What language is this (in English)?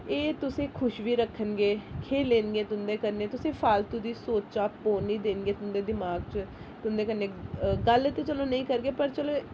Dogri